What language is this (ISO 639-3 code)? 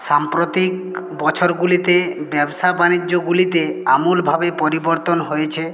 ben